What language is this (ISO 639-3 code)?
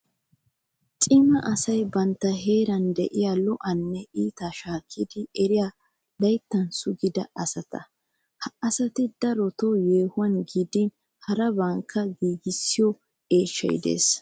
wal